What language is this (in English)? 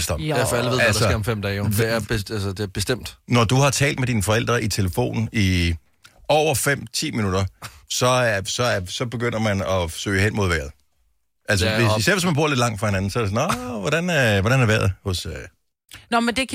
Danish